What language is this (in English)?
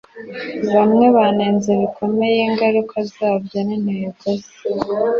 Kinyarwanda